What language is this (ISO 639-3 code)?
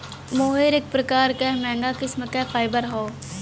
bho